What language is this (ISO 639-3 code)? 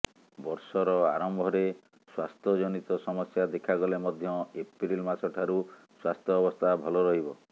ori